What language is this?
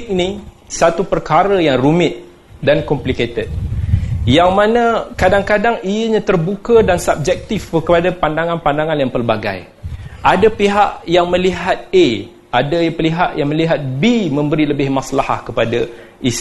Malay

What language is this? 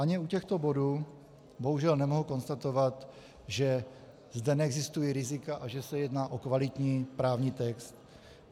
Czech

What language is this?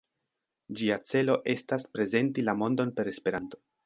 Esperanto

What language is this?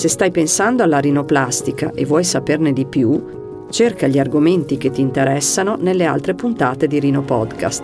Italian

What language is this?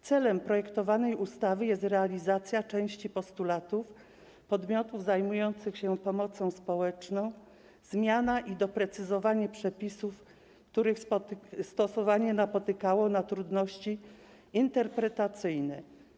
Polish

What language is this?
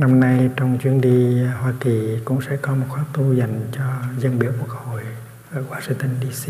Vietnamese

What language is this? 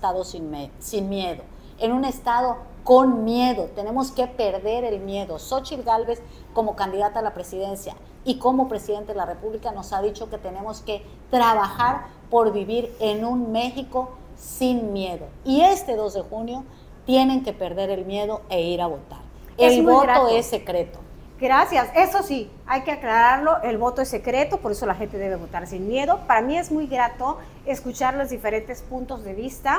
Spanish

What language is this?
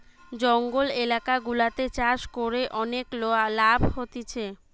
Bangla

